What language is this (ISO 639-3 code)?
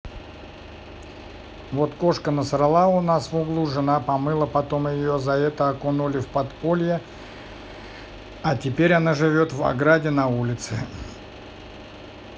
rus